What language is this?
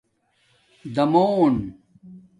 Domaaki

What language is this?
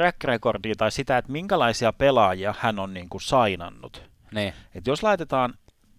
Finnish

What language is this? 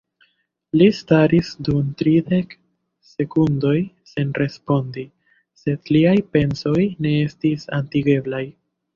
Esperanto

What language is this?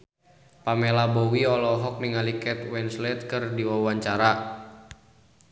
Sundanese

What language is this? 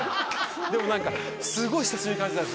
Japanese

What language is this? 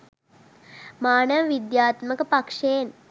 Sinhala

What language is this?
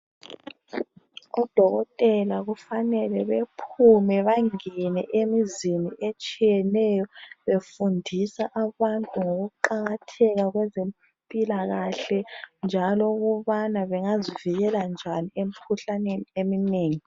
North Ndebele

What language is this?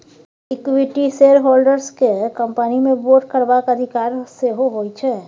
Maithili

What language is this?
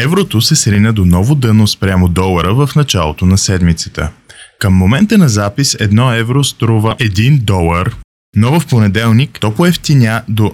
Bulgarian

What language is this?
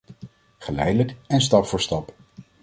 Dutch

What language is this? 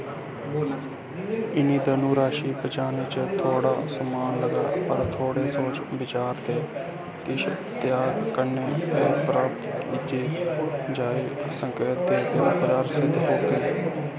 Dogri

